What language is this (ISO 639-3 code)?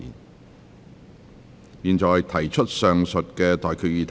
yue